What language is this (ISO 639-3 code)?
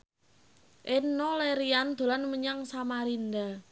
jav